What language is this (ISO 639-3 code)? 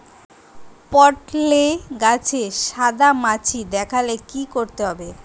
ben